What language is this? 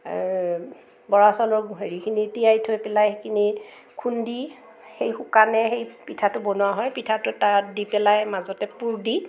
Assamese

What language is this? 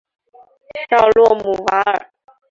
Chinese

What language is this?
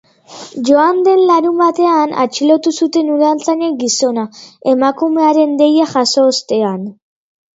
Basque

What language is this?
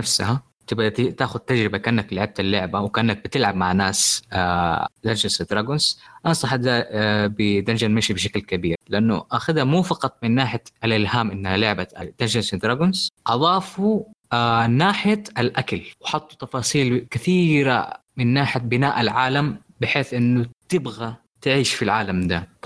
Arabic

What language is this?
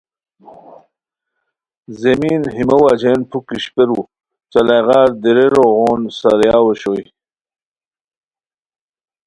Khowar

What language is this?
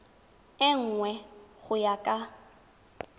Tswana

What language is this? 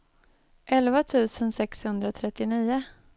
Swedish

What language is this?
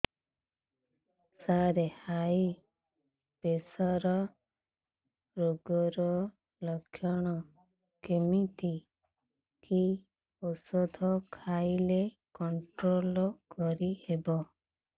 Odia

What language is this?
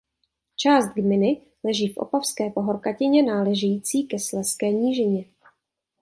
Czech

